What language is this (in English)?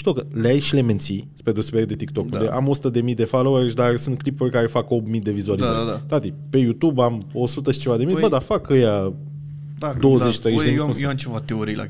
Romanian